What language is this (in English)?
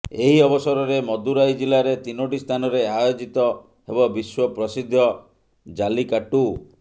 Odia